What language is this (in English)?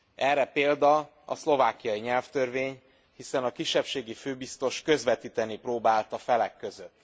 Hungarian